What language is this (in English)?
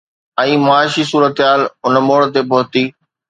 Sindhi